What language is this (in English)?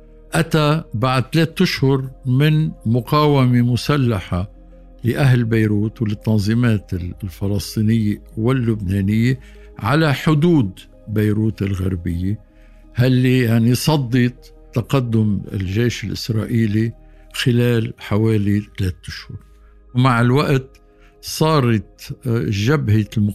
Arabic